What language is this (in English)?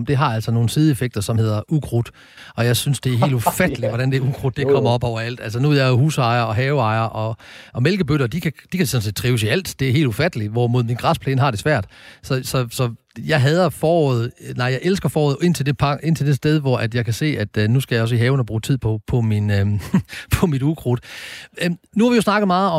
Danish